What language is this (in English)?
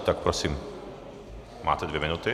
Czech